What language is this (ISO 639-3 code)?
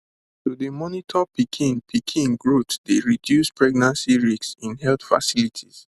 pcm